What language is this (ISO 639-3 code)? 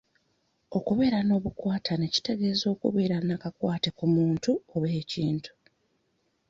lug